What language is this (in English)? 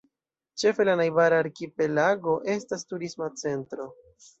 Esperanto